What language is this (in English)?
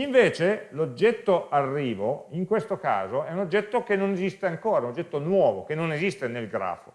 Italian